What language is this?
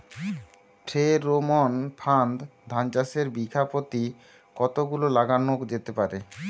Bangla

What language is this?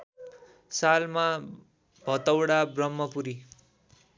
Nepali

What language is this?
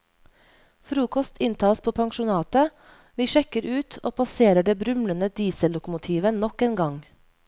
Norwegian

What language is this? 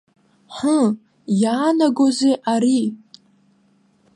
Abkhazian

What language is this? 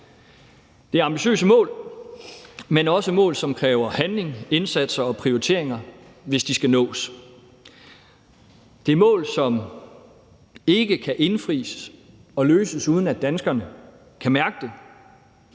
Danish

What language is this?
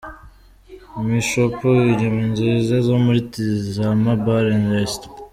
Kinyarwanda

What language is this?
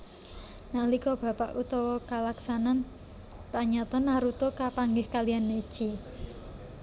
Javanese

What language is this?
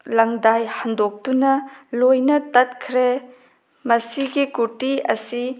Manipuri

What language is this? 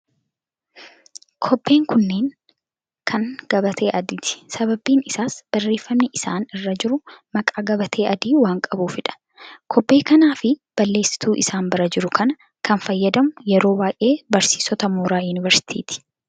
Oromo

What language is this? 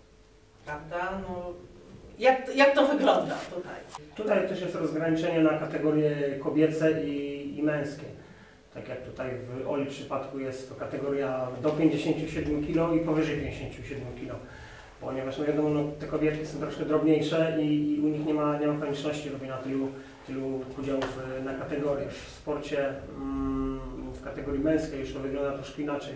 Polish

